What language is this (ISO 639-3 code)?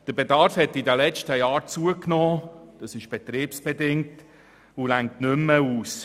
gsw